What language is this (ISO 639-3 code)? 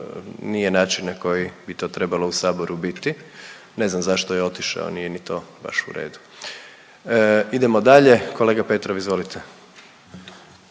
hrv